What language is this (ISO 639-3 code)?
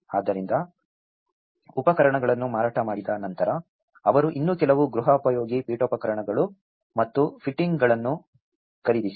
kan